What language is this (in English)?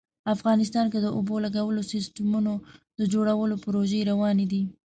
Pashto